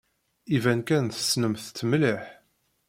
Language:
Kabyle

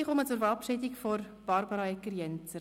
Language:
Swiss German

